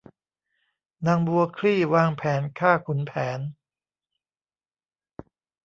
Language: Thai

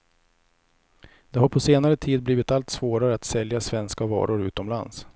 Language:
Swedish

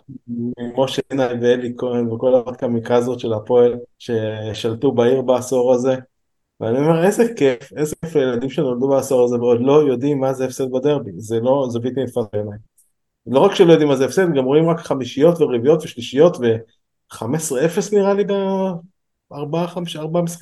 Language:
Hebrew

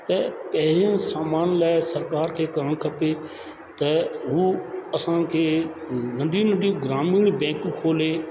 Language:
Sindhi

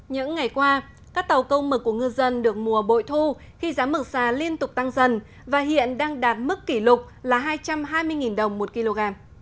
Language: Vietnamese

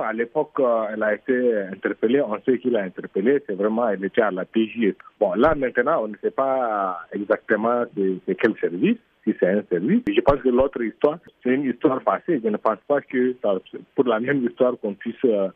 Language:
French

